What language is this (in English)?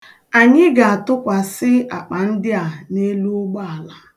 Igbo